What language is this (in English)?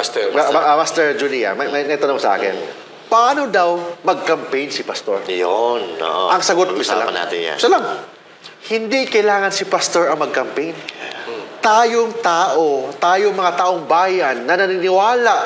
Filipino